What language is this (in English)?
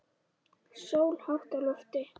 Icelandic